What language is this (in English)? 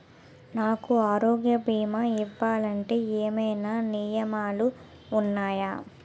Telugu